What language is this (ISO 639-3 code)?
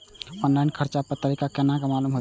mai